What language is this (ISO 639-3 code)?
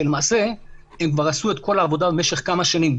heb